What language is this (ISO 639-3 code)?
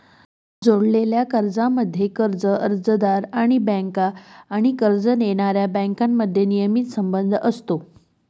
mar